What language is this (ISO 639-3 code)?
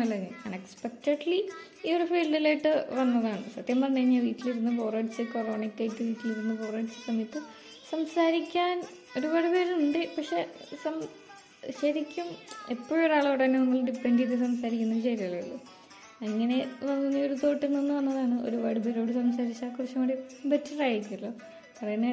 mal